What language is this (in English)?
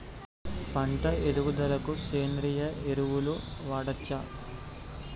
Telugu